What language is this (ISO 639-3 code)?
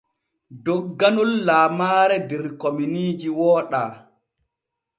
fue